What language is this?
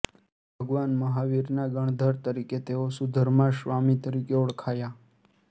Gujarati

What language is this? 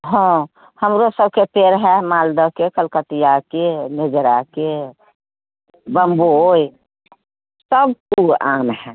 Maithili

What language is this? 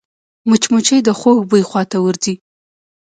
Pashto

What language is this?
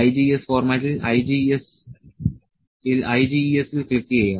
Malayalam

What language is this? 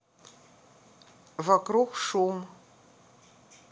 Russian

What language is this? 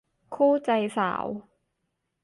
Thai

